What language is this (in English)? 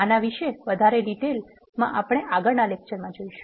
Gujarati